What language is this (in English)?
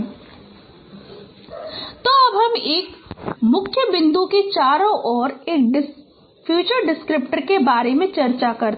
Hindi